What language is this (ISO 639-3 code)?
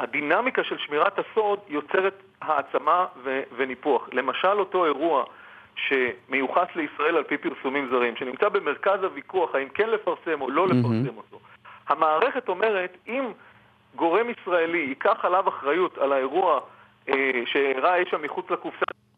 heb